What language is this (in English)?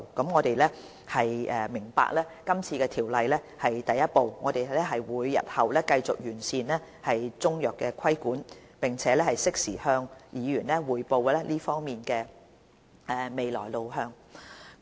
Cantonese